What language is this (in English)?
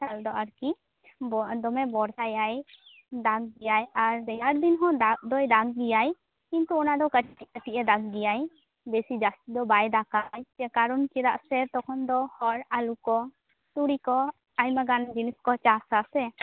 Santali